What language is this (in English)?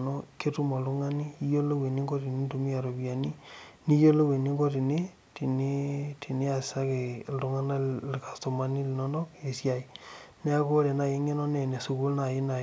Masai